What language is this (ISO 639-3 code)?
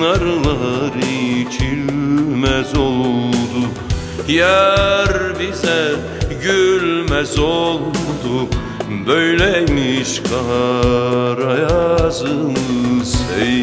tur